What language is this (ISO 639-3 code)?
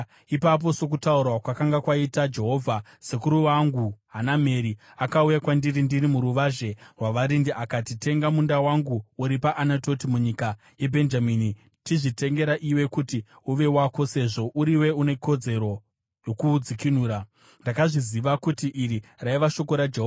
sna